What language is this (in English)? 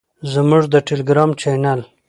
Pashto